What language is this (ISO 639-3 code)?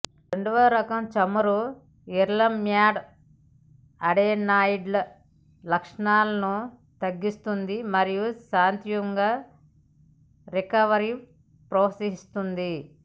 tel